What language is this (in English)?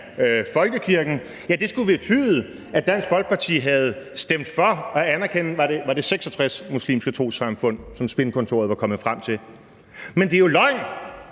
Danish